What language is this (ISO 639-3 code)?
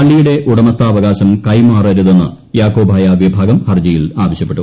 mal